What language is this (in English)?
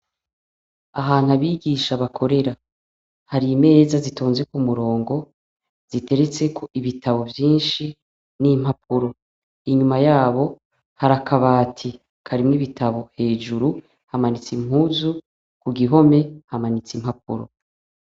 Rundi